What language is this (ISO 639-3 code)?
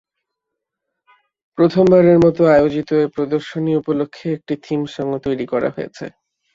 ben